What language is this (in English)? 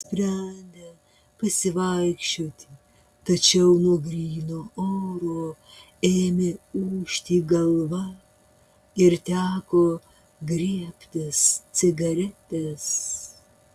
Lithuanian